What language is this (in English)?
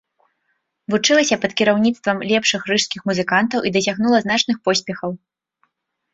Belarusian